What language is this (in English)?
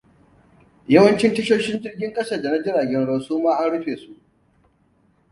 Hausa